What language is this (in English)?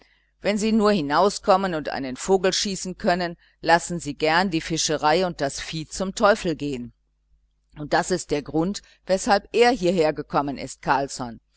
German